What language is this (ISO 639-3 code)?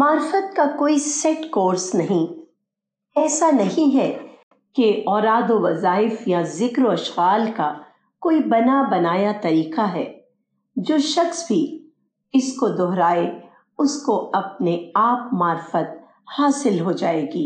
urd